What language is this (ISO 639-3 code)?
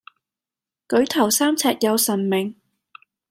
yue